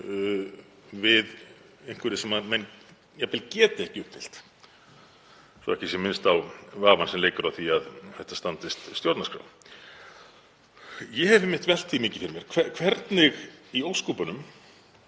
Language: Icelandic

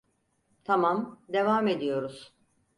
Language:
Turkish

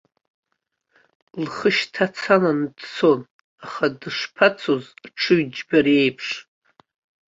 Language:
Abkhazian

